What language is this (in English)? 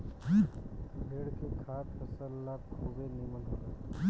Bhojpuri